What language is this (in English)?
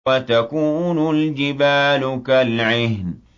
Arabic